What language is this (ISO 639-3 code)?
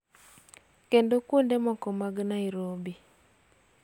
luo